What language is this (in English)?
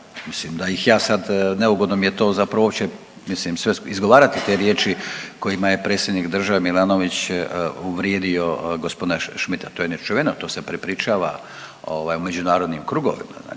Croatian